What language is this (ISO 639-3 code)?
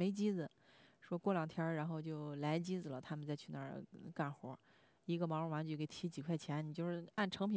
zho